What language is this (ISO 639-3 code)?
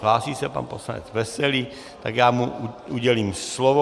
ces